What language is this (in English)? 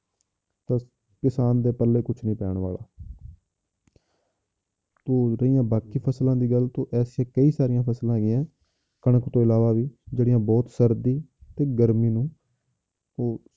Punjabi